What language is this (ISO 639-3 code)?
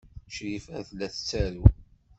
kab